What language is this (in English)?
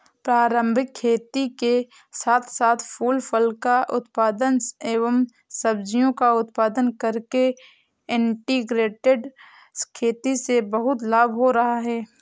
Hindi